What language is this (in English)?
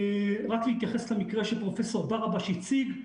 Hebrew